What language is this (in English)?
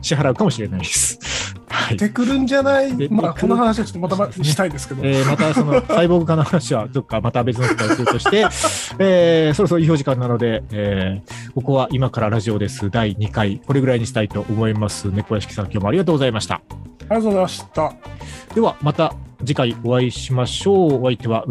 Japanese